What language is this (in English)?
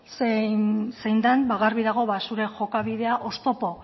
Basque